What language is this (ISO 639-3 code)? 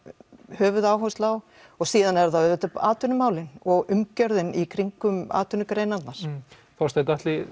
isl